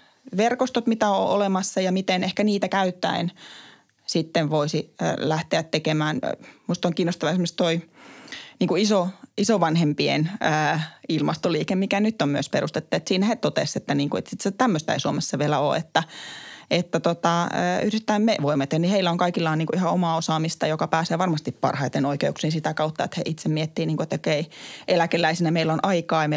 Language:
Finnish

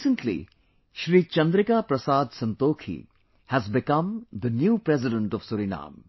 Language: English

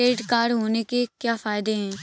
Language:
Hindi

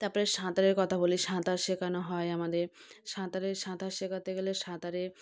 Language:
Bangla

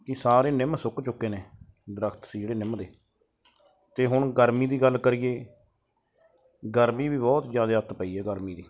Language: Punjabi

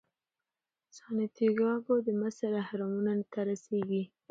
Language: Pashto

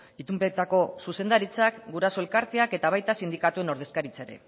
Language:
Basque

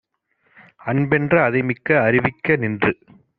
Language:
Tamil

